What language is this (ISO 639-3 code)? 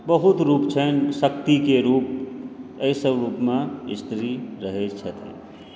mai